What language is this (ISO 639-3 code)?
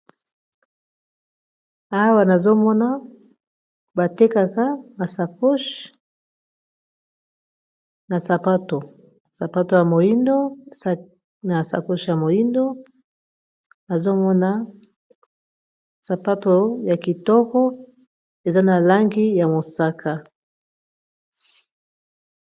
lin